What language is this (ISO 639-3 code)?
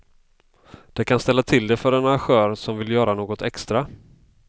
swe